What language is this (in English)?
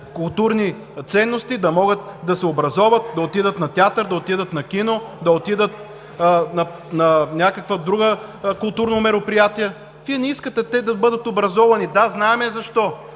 Bulgarian